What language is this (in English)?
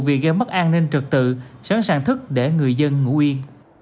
Vietnamese